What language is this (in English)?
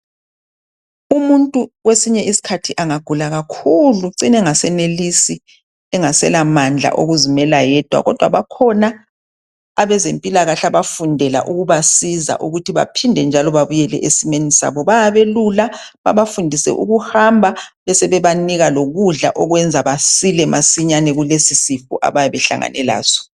North Ndebele